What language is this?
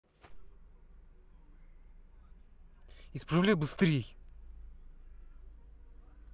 Russian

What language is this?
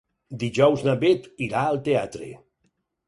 Catalan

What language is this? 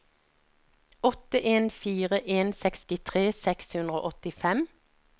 Norwegian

